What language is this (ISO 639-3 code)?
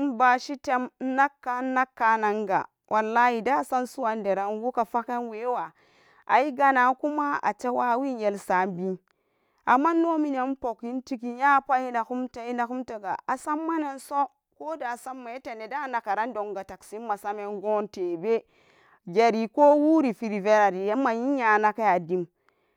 ccg